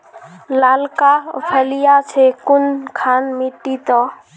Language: Magahi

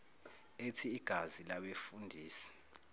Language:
Zulu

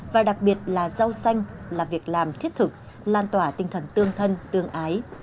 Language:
Vietnamese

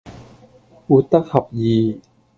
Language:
Cantonese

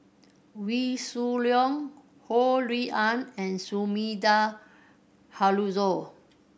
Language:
English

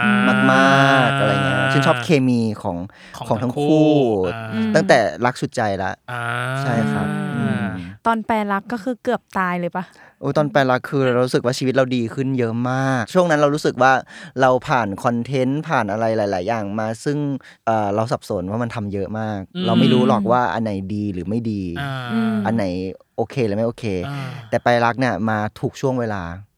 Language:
Thai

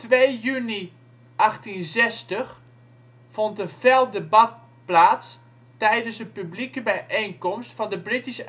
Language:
Dutch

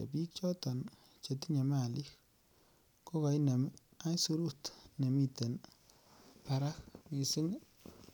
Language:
Kalenjin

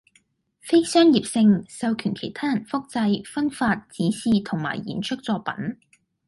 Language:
Cantonese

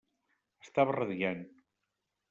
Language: Catalan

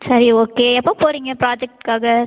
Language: Tamil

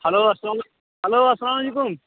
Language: Kashmiri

